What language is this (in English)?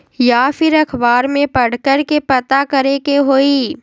Magahi